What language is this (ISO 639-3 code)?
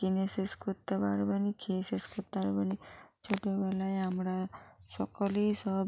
ben